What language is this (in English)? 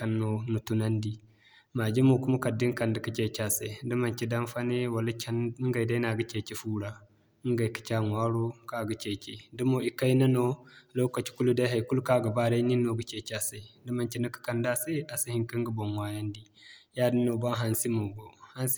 Zarma